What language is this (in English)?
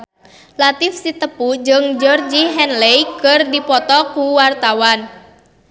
Sundanese